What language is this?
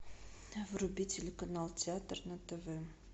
Russian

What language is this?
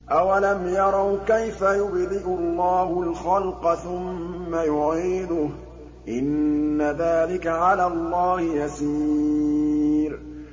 Arabic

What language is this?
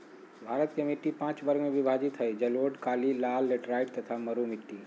Magahi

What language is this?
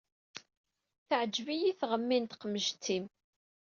Kabyle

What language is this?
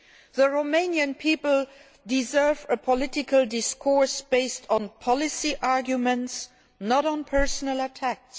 English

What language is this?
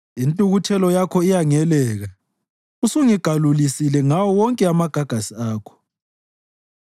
North Ndebele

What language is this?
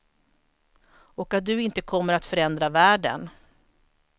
Swedish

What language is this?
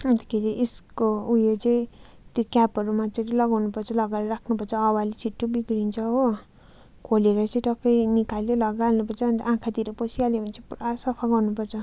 Nepali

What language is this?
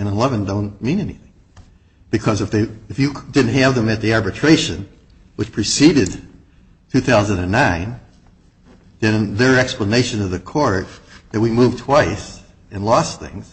English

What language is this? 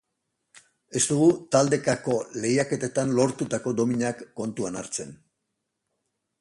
Basque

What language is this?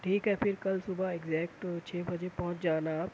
Urdu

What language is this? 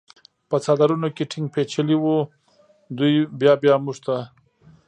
Pashto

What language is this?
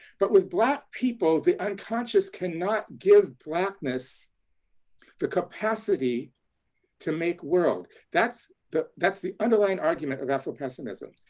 English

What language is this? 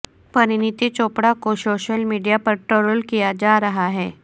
Urdu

